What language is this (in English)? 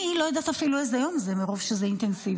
Hebrew